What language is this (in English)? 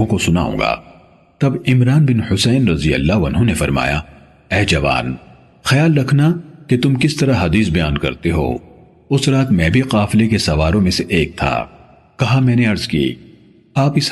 Urdu